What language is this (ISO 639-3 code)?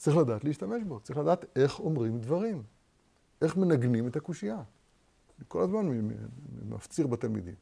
heb